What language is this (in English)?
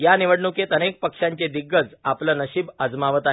Marathi